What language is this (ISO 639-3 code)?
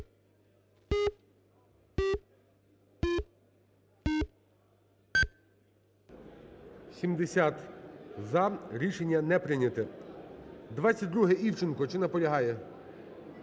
ukr